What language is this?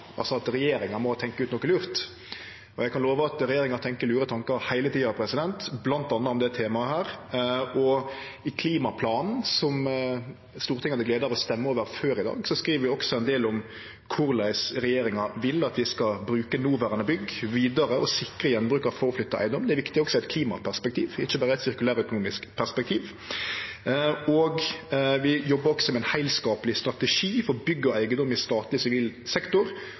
Norwegian Nynorsk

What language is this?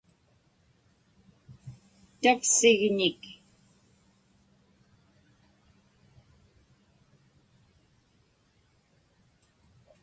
Inupiaq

